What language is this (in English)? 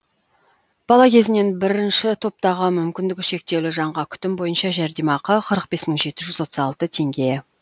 Kazakh